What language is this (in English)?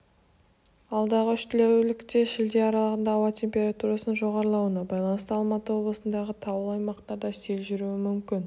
Kazakh